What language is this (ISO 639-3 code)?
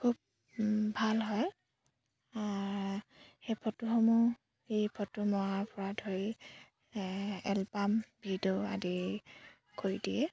asm